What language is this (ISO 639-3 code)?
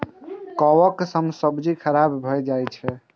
mai